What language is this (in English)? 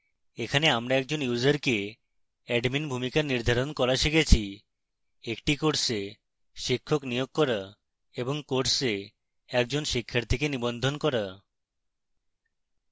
Bangla